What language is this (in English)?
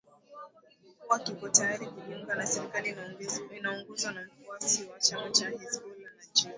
Swahili